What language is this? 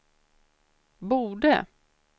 Swedish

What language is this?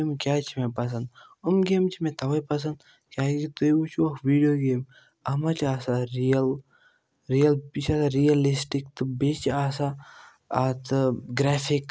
Kashmiri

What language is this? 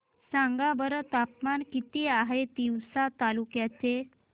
Marathi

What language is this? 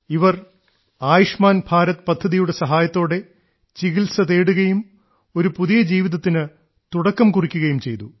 Malayalam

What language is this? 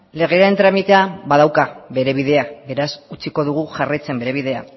Basque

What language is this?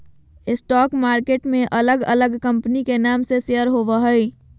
Magahi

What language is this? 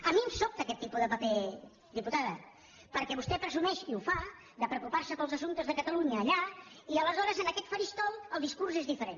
Catalan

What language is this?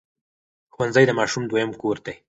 Pashto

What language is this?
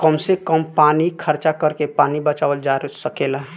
Bhojpuri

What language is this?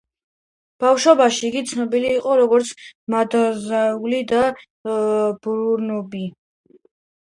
Georgian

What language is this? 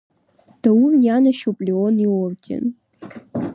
Abkhazian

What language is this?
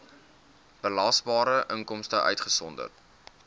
Afrikaans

